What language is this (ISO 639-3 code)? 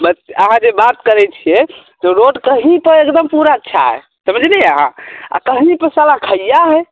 mai